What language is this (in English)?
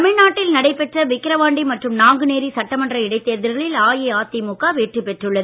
Tamil